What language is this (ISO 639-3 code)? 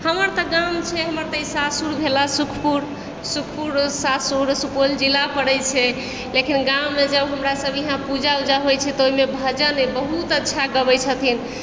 mai